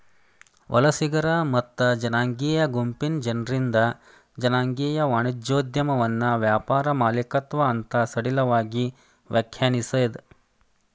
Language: Kannada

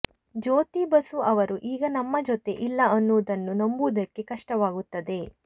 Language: Kannada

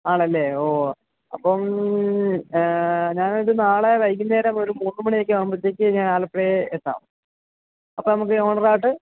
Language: Malayalam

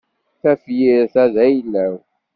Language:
Kabyle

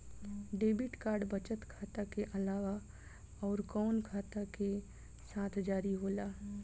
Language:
Bhojpuri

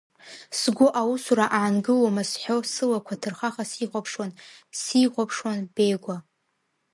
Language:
Abkhazian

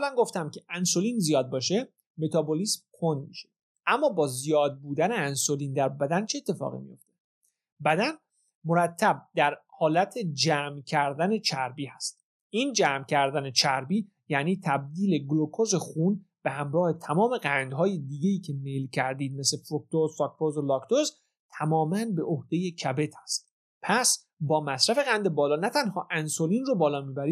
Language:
Persian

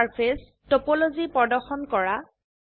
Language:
Assamese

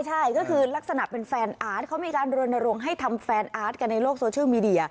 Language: Thai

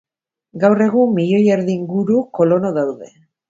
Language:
Basque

